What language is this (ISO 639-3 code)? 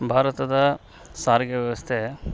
kan